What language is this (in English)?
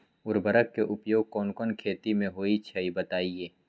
Magahi